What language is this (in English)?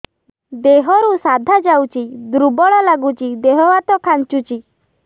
Odia